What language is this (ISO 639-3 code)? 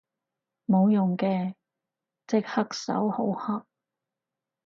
yue